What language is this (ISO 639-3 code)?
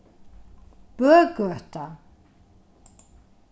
fao